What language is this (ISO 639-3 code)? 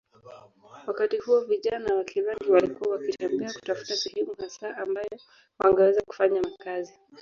swa